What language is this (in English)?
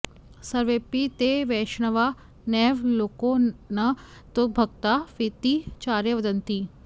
Sanskrit